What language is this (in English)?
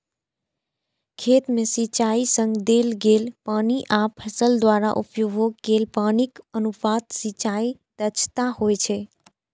Maithili